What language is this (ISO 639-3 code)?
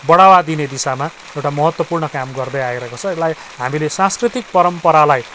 nep